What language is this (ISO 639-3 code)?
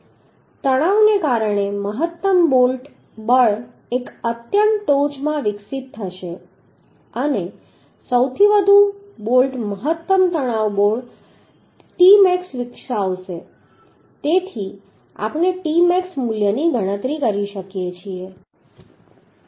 guj